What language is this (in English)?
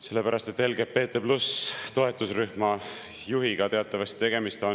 Estonian